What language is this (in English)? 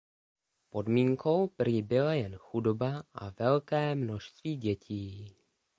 Czech